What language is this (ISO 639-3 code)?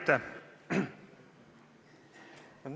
est